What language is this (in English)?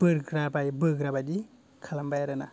Bodo